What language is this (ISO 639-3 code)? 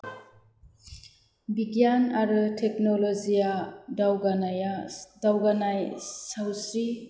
brx